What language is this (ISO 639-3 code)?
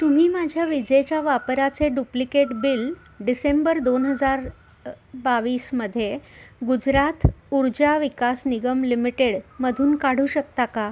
mar